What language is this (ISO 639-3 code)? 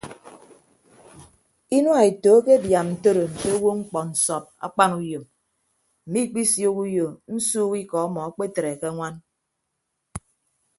ibb